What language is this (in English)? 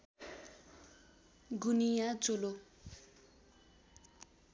Nepali